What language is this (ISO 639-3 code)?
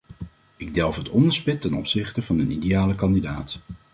nld